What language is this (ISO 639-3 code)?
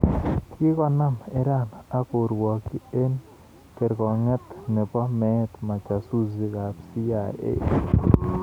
kln